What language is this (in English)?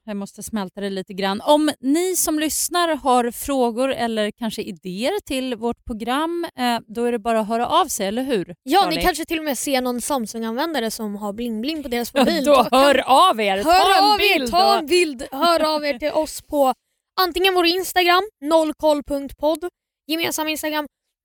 Swedish